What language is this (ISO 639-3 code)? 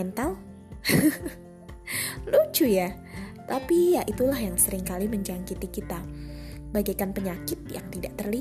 ind